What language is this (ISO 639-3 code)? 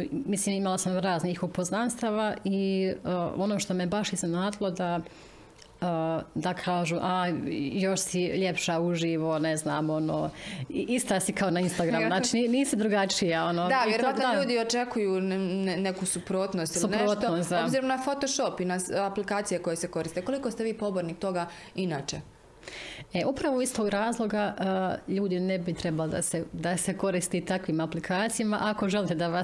hrv